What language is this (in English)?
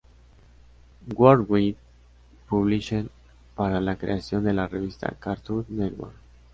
Spanish